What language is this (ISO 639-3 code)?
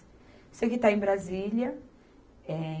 por